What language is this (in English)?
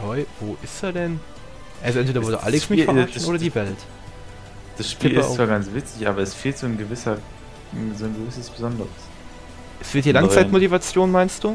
German